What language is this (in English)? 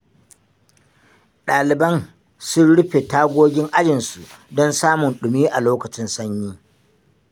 Hausa